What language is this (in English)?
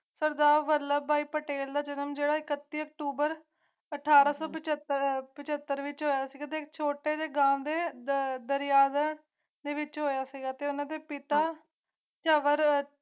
Punjabi